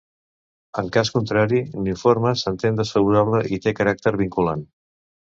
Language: Catalan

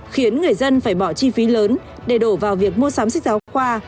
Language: Vietnamese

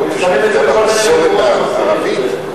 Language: Hebrew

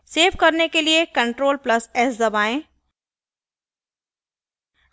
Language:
Hindi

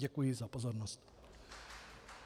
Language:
Czech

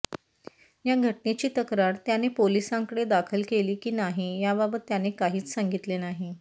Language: Marathi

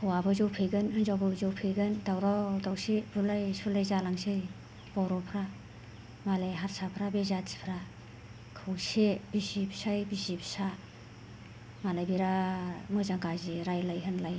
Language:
Bodo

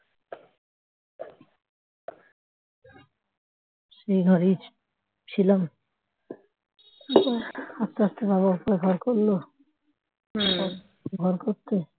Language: Bangla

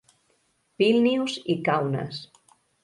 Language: Catalan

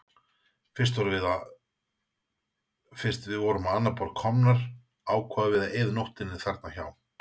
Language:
Icelandic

